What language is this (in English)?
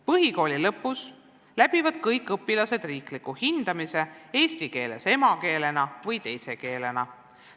Estonian